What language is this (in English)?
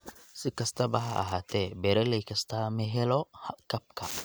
Somali